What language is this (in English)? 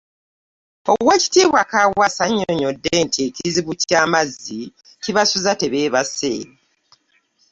Ganda